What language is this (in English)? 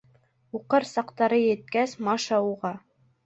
Bashkir